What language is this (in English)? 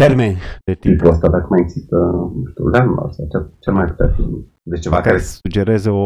Romanian